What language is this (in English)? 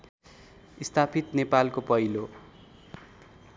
Nepali